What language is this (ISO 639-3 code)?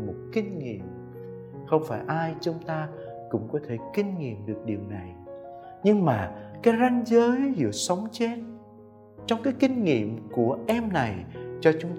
vie